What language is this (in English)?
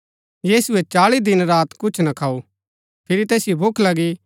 Gaddi